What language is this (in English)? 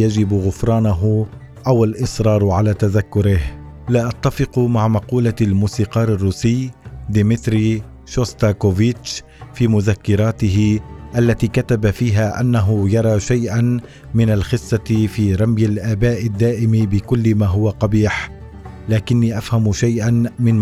Arabic